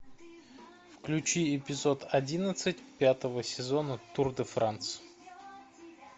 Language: Russian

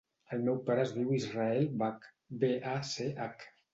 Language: Catalan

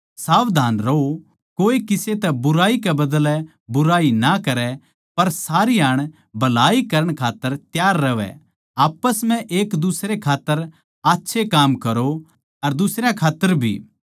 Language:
Haryanvi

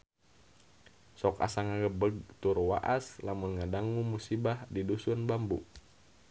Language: Sundanese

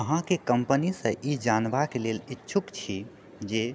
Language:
Maithili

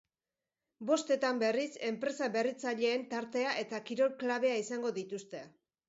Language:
Basque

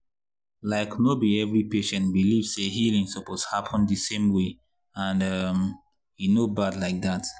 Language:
Nigerian Pidgin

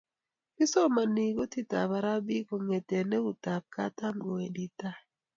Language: Kalenjin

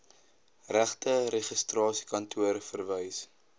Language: Afrikaans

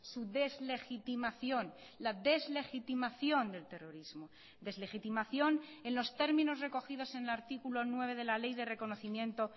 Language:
Spanish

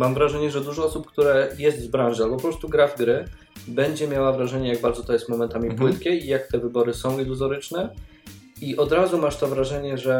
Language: Polish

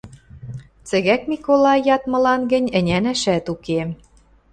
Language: Western Mari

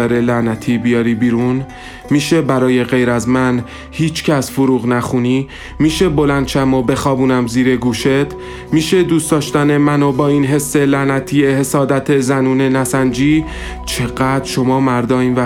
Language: Persian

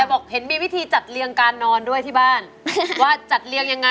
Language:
Thai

